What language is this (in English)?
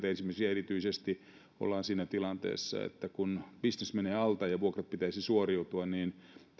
Finnish